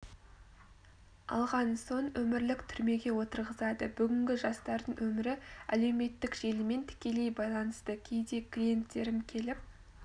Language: Kazakh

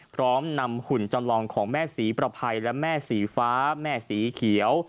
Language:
Thai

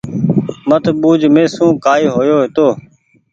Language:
Goaria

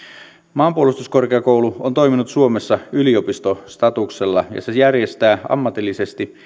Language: Finnish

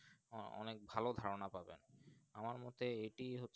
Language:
Bangla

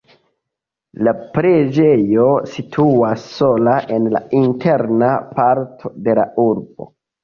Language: Esperanto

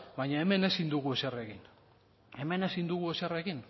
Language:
Basque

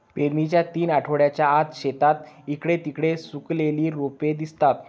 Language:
Marathi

